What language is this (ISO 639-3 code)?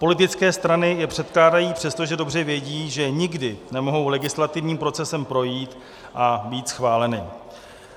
ces